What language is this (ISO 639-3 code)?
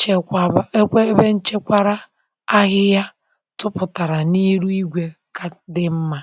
ibo